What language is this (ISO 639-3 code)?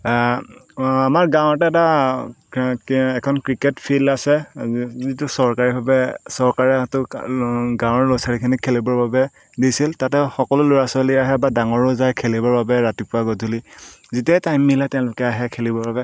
asm